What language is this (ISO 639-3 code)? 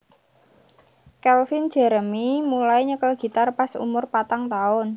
jav